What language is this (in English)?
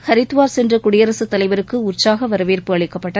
Tamil